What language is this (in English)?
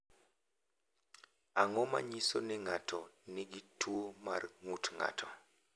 Luo (Kenya and Tanzania)